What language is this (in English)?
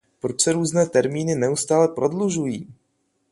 Czech